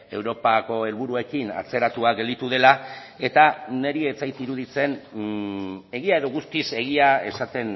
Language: Basque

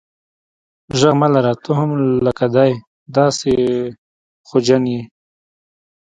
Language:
Pashto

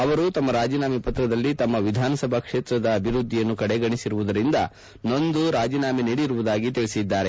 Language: Kannada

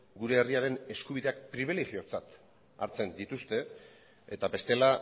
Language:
Basque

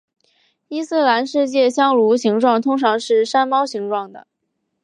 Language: Chinese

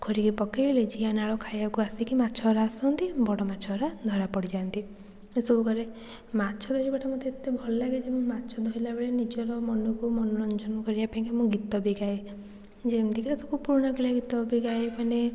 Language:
Odia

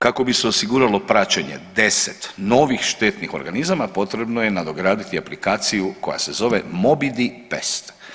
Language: Croatian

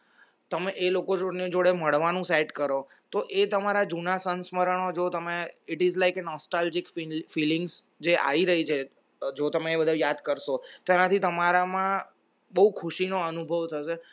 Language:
Gujarati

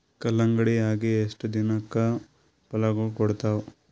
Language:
Kannada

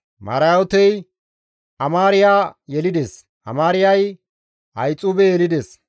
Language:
Gamo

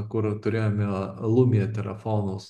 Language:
Lithuanian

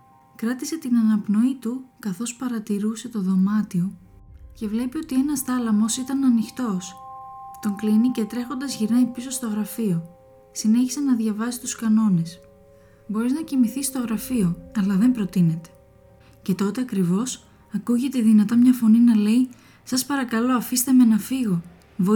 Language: Greek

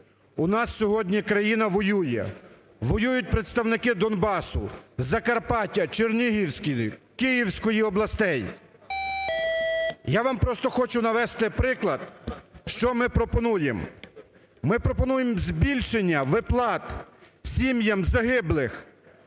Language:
Ukrainian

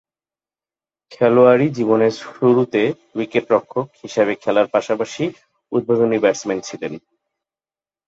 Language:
Bangla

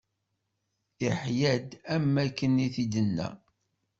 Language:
Kabyle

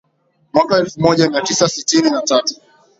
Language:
Swahili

